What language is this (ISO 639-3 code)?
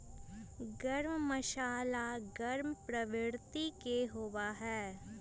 mag